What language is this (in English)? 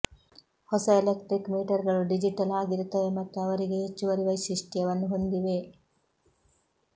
Kannada